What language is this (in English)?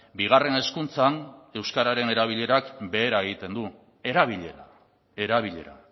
Basque